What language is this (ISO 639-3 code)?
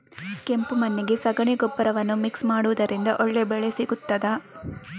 kan